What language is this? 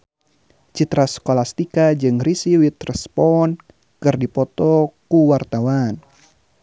Sundanese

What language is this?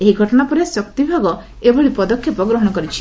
Odia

